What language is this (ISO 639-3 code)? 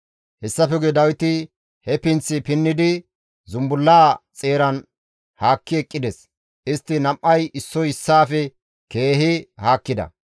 gmv